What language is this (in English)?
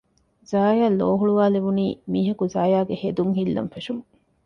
Divehi